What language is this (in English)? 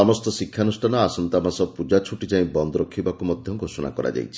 Odia